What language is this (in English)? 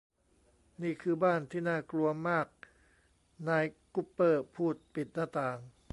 Thai